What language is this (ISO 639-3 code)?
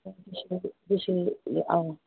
mni